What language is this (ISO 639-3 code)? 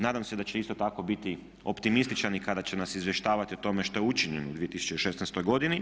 hrv